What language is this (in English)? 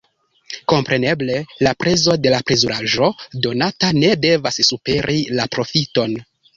Esperanto